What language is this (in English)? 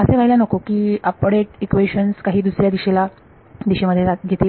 Marathi